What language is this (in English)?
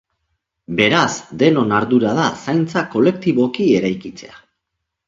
Basque